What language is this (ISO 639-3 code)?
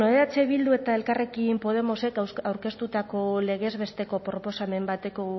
eus